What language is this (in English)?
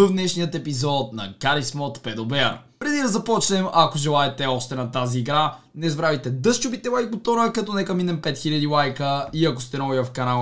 Bulgarian